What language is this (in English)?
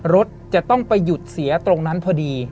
Thai